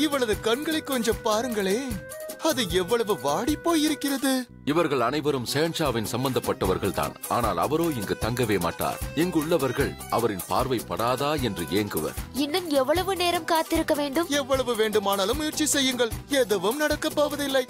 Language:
Tamil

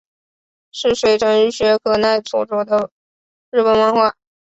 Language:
Chinese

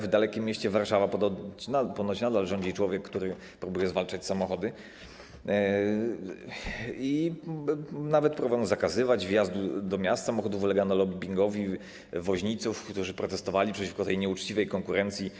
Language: Polish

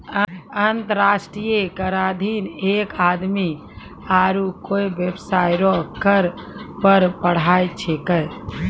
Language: Maithili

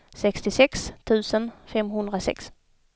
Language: Swedish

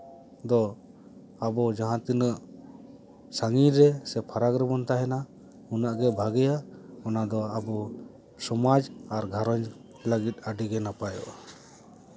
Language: Santali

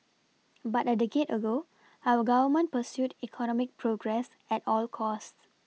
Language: English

